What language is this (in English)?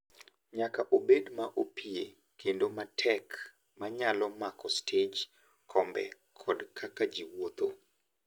Luo (Kenya and Tanzania)